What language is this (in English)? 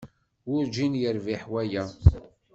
Kabyle